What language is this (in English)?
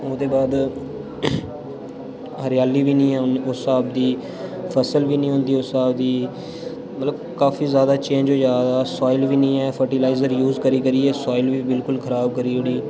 Dogri